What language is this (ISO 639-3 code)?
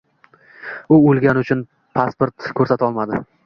uzb